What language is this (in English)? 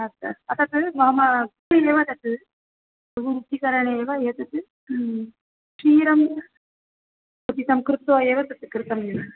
Sanskrit